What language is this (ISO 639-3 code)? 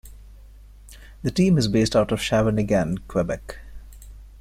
eng